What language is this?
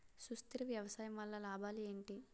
Telugu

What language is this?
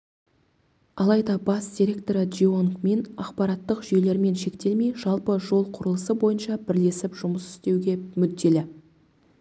Kazakh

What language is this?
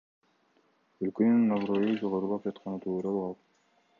Kyrgyz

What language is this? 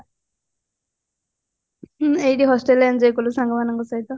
Odia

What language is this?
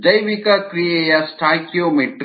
Kannada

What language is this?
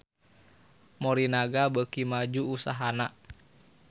Sundanese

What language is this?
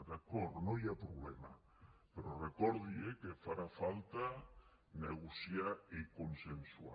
Catalan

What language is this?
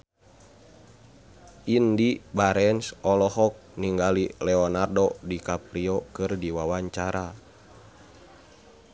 Sundanese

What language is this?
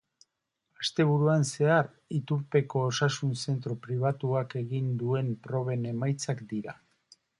Basque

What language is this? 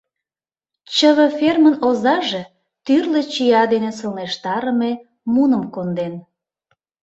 Mari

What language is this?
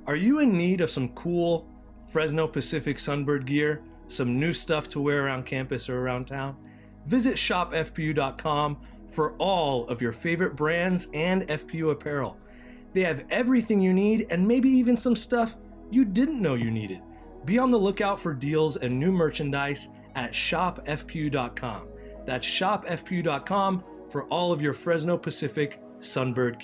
English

